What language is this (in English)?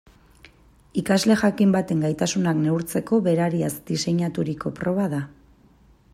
Basque